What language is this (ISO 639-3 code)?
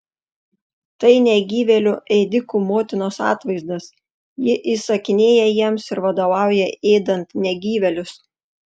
lit